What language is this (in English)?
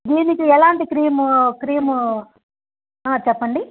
Telugu